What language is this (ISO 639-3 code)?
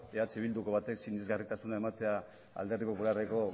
eus